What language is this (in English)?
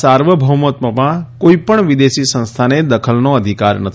Gujarati